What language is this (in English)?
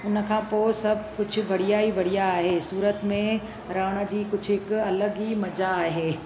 Sindhi